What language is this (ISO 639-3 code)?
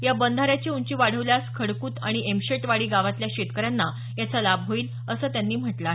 mar